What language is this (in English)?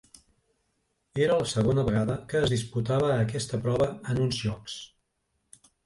Catalan